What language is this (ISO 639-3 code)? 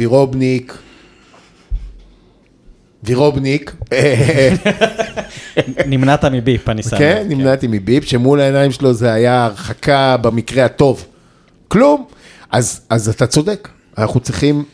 heb